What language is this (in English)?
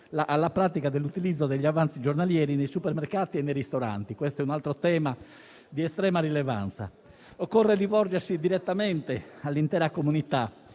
Italian